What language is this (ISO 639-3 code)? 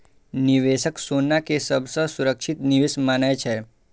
mai